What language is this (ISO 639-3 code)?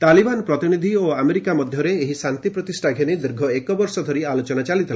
ori